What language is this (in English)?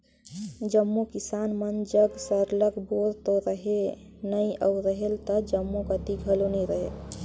Chhattisgarhi